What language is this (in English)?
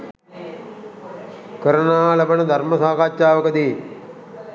Sinhala